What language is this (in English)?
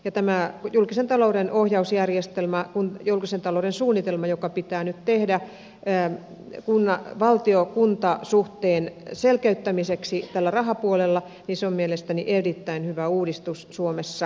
Finnish